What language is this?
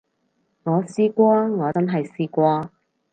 Cantonese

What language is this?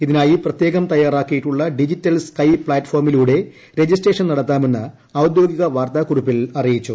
Malayalam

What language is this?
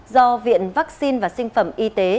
Vietnamese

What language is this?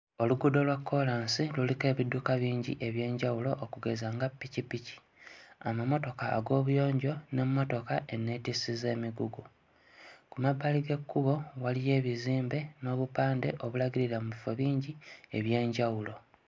Ganda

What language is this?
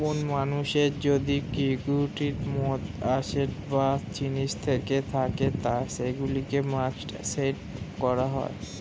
Bangla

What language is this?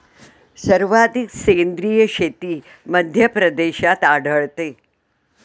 Marathi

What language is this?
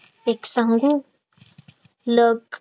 Marathi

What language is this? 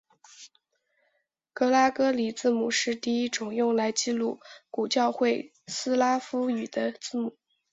Chinese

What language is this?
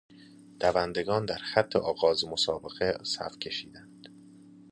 Persian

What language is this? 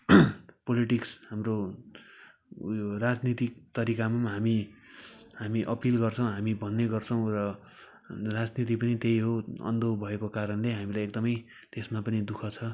Nepali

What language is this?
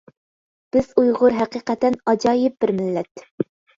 Uyghur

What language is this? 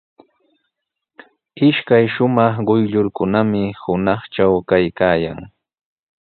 Sihuas Ancash Quechua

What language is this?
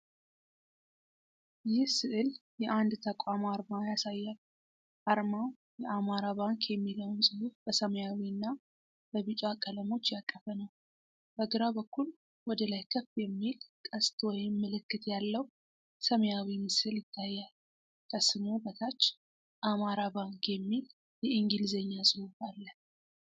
Amharic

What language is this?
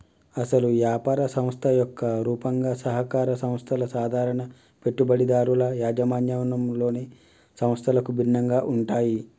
Telugu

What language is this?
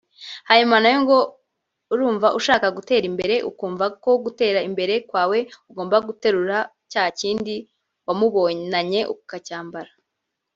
Kinyarwanda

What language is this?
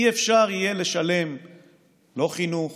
Hebrew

